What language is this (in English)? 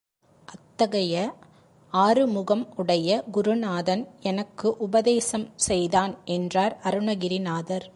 Tamil